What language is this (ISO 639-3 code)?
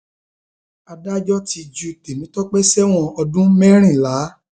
yor